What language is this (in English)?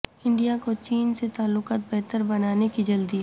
Urdu